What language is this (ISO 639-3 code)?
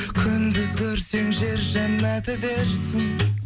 kaz